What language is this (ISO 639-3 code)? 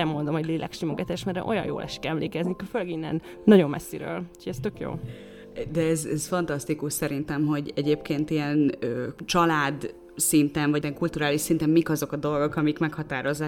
hun